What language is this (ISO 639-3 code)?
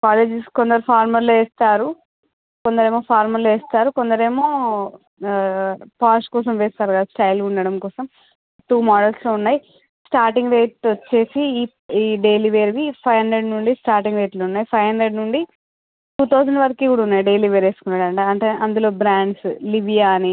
tel